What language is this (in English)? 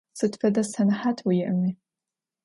Adyghe